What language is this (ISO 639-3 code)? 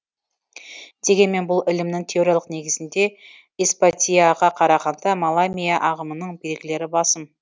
kaz